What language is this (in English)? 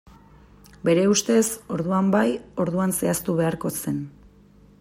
Basque